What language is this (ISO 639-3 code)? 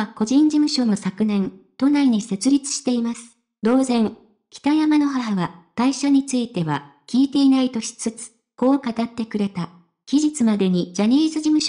jpn